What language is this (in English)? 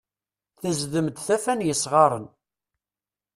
Kabyle